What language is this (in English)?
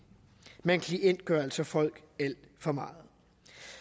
Danish